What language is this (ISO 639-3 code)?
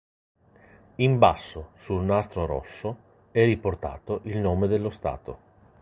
ita